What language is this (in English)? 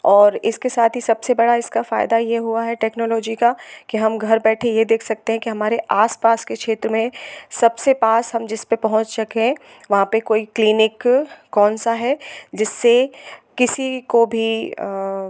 Hindi